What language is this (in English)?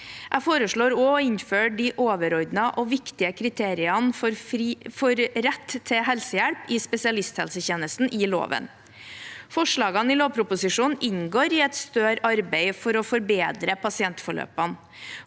Norwegian